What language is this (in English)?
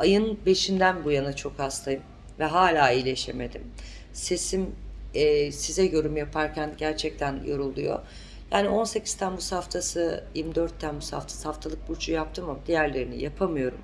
Turkish